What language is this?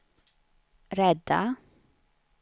Swedish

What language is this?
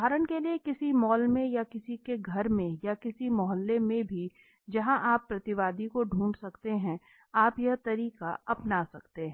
Hindi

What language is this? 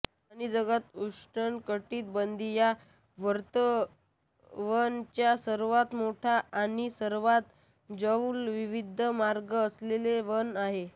Marathi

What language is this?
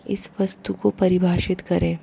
Hindi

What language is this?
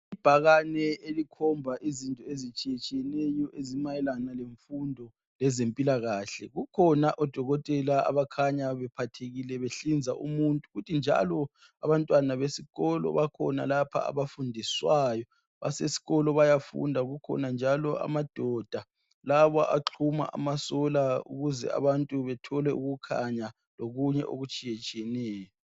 North Ndebele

